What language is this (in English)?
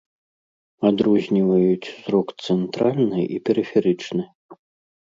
Belarusian